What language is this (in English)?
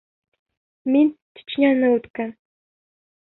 Bashkir